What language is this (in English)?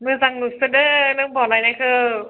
Bodo